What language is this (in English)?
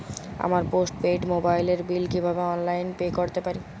Bangla